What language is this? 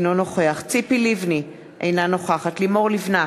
Hebrew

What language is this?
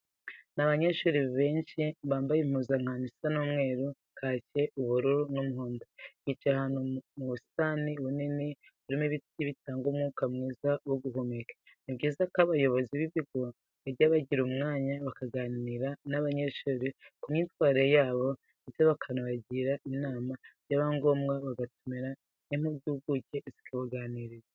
Kinyarwanda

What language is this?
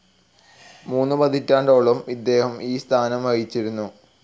Malayalam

